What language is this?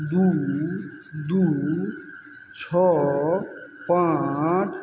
Maithili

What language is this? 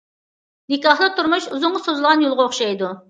Uyghur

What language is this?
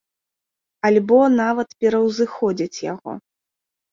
Belarusian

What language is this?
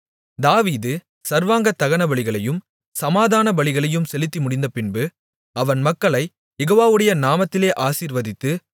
Tamil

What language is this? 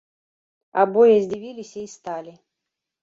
Belarusian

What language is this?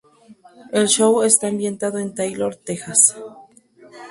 Spanish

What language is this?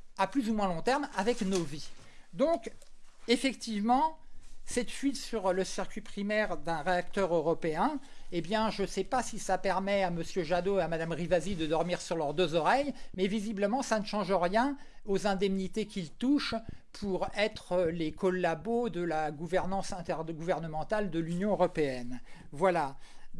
French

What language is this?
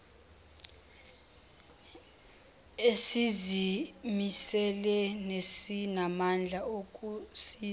Zulu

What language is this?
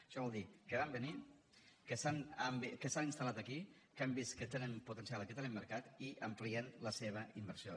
Catalan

